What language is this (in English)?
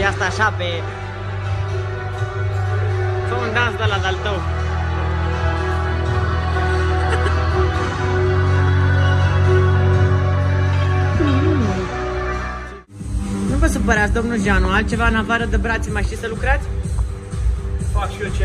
Romanian